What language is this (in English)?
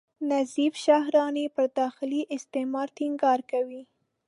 Pashto